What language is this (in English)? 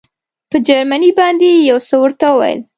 Pashto